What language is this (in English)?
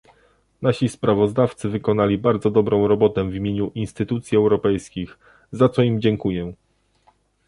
Polish